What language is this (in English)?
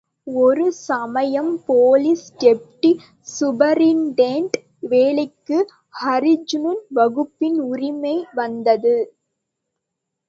Tamil